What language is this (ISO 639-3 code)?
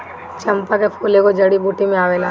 bho